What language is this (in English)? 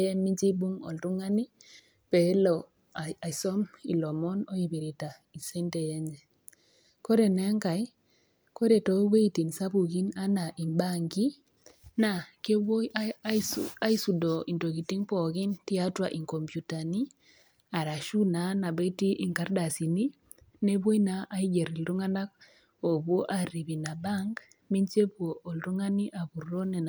Masai